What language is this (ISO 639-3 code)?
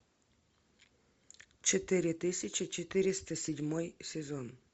rus